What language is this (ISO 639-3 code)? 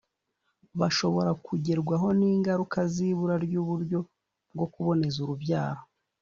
kin